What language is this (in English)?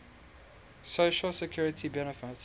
English